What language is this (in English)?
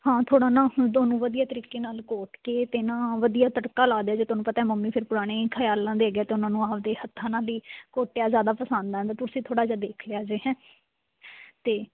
Punjabi